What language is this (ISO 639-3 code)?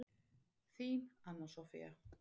isl